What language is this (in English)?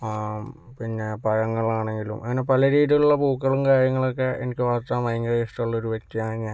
Malayalam